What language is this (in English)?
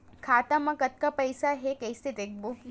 Chhattisgarhi